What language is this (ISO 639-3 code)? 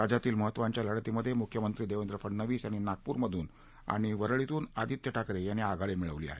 mar